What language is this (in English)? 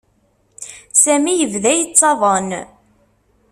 Kabyle